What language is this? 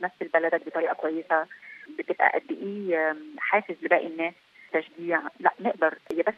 Arabic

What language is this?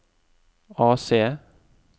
Norwegian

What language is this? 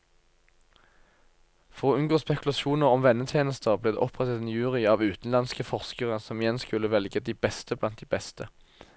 Norwegian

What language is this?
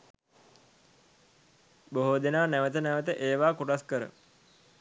Sinhala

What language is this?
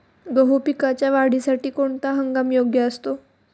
Marathi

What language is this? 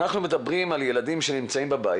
Hebrew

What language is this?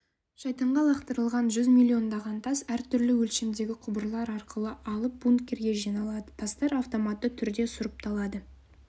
Kazakh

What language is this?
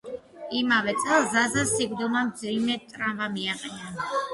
Georgian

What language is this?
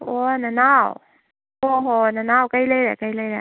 Manipuri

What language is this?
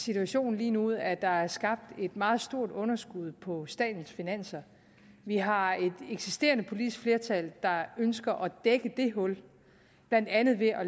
Danish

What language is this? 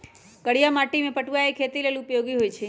Magahi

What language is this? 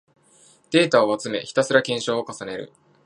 Japanese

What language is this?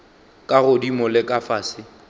Northern Sotho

